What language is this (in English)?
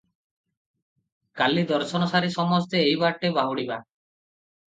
Odia